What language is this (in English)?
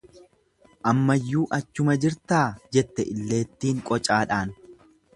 Oromo